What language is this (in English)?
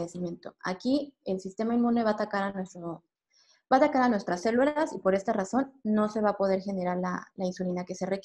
Spanish